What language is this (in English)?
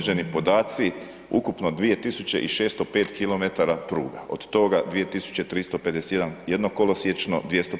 Croatian